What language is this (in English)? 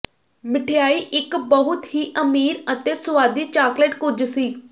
Punjabi